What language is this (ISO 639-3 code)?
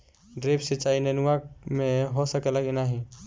bho